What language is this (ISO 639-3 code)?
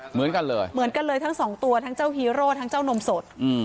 tha